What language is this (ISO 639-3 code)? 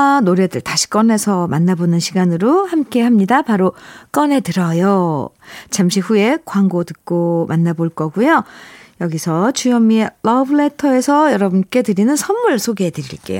kor